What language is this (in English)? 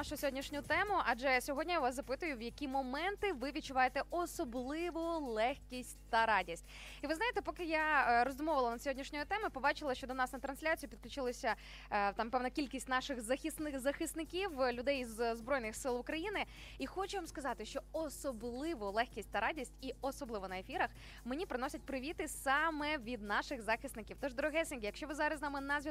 Ukrainian